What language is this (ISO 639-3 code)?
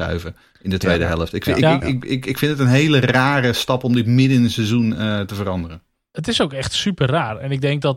nld